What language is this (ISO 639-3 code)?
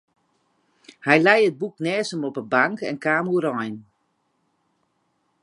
fry